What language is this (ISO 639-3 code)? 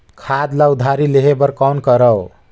hne